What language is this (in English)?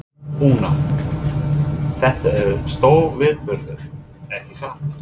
Icelandic